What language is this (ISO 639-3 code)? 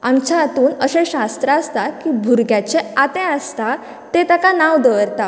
kok